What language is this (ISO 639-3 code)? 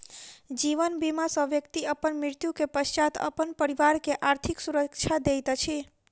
mai